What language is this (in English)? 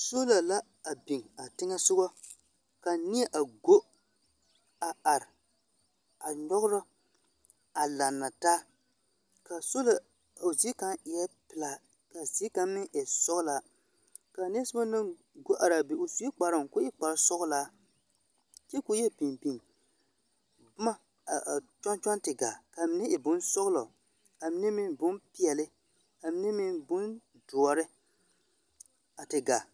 Southern Dagaare